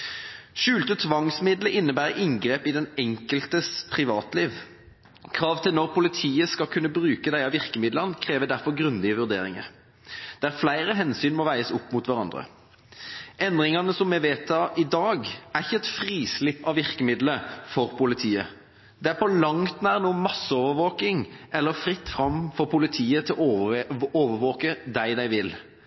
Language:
Norwegian Bokmål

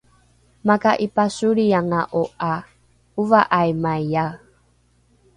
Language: Rukai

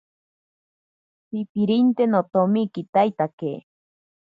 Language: Ashéninka Perené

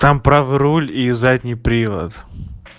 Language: Russian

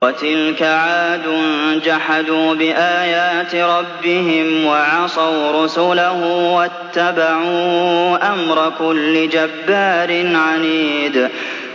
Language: Arabic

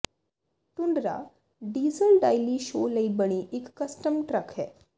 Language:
Punjabi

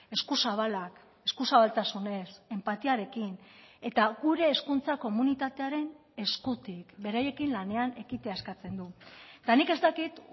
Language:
Basque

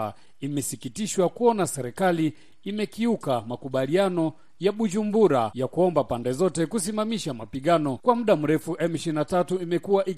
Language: Swahili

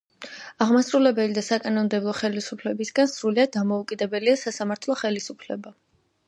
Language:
Georgian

